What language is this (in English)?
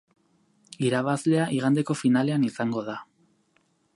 Basque